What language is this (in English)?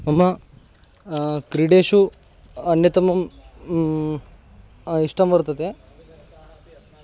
Sanskrit